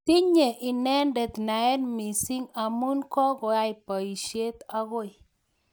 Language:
Kalenjin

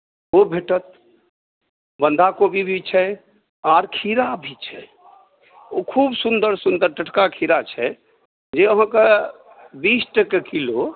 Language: Maithili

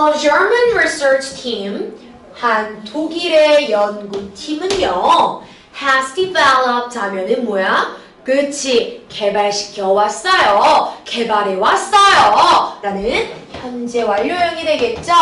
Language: Korean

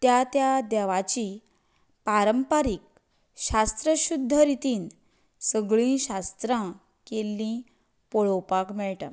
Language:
Konkani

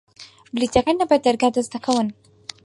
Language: Central Kurdish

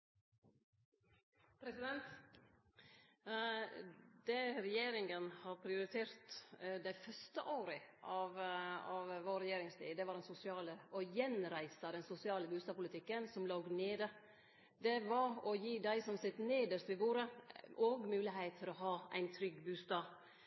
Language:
Norwegian Nynorsk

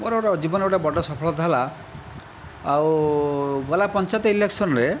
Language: Odia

